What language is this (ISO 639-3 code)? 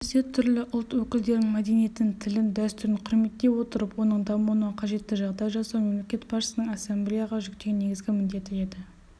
kaz